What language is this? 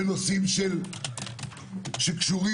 Hebrew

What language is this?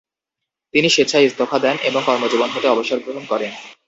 Bangla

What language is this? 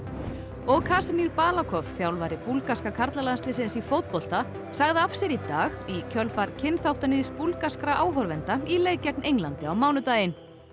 Icelandic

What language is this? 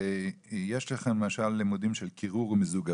Hebrew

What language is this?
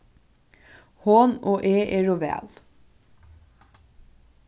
Faroese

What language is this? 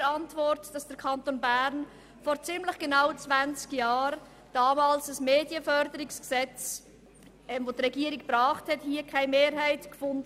Swiss German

